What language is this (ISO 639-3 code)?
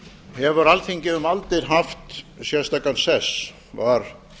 isl